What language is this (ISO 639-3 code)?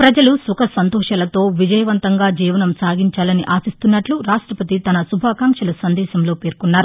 tel